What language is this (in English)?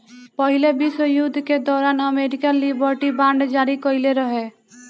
Bhojpuri